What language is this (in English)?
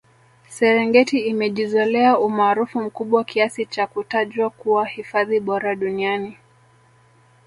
Swahili